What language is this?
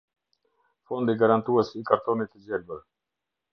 Albanian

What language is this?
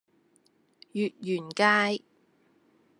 Cantonese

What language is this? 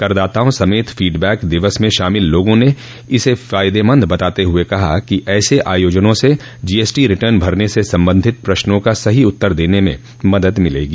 Hindi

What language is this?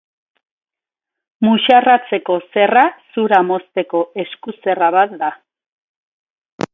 Basque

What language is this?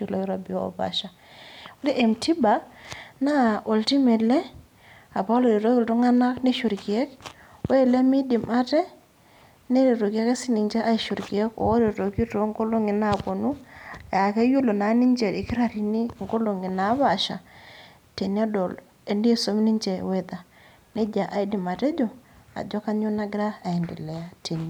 Masai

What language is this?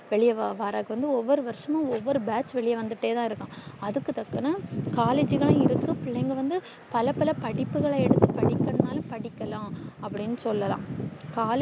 Tamil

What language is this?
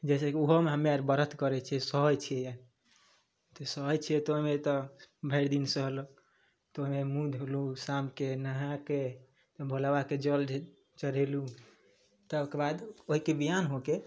Maithili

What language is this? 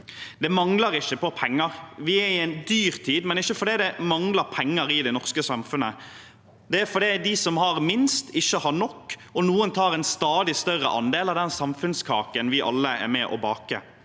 Norwegian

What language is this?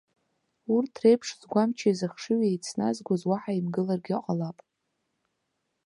Abkhazian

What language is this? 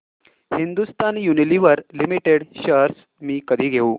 Marathi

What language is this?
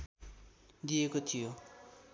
Nepali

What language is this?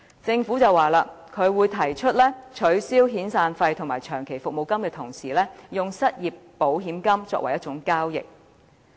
Cantonese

